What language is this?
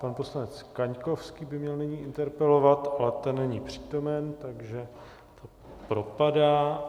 Czech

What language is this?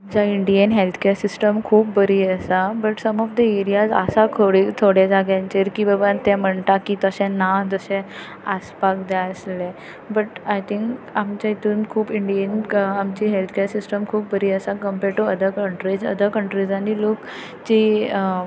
Konkani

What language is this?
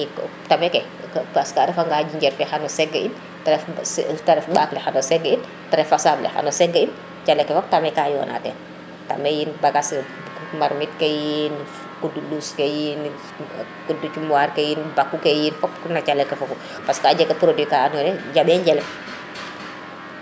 Serer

